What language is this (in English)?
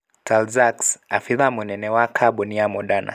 Kikuyu